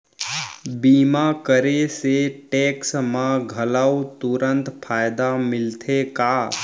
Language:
Chhattisgarhi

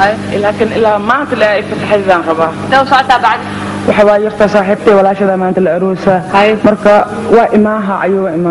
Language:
Arabic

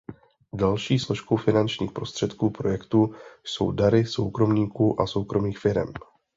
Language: Czech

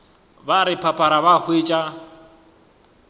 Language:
Northern Sotho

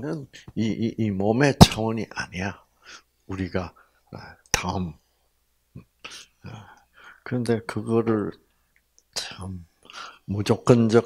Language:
Korean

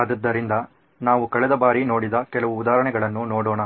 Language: Kannada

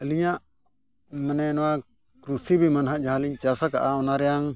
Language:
Santali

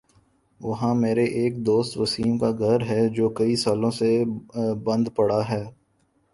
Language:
Urdu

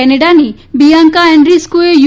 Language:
Gujarati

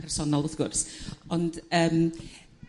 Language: Welsh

